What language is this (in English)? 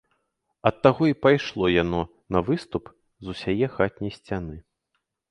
Belarusian